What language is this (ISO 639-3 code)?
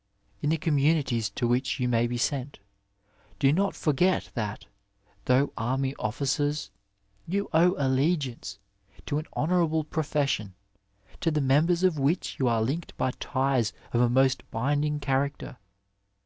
eng